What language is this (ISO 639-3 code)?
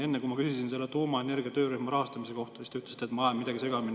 est